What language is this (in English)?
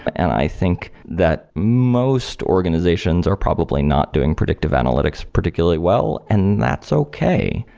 English